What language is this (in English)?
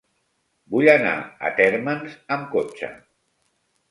Catalan